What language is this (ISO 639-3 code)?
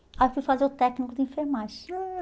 por